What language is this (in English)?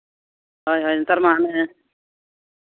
Santali